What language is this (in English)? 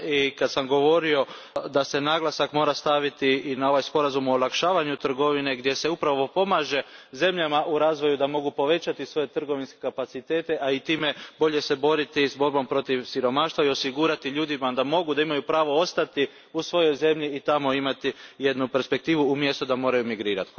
Croatian